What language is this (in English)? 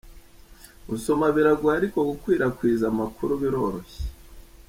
Kinyarwanda